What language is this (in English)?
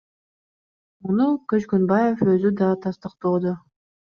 Kyrgyz